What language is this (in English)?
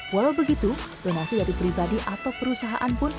Indonesian